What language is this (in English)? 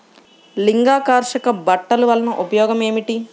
Telugu